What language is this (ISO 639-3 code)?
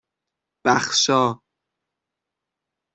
fas